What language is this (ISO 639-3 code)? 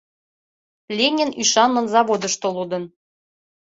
chm